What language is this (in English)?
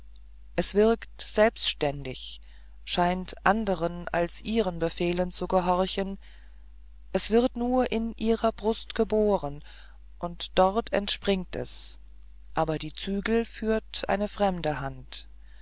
German